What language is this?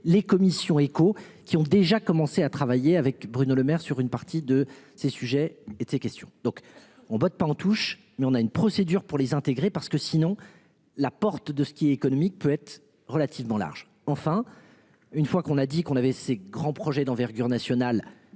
French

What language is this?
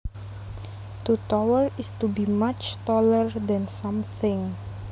Javanese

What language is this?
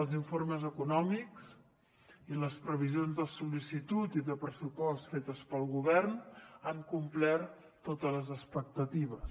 Catalan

